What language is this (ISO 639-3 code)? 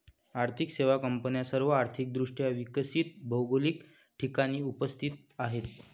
mar